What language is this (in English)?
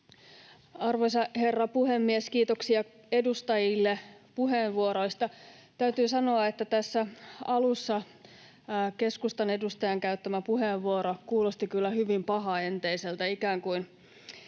Finnish